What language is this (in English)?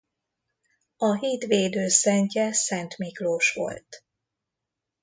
Hungarian